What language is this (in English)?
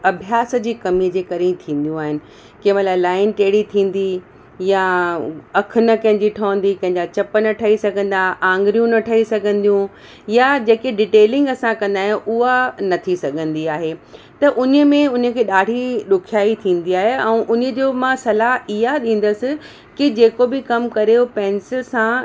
Sindhi